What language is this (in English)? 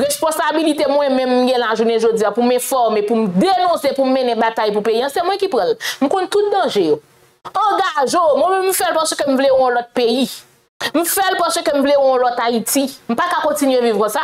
French